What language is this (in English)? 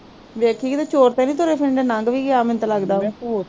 Punjabi